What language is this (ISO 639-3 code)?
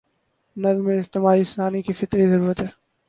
urd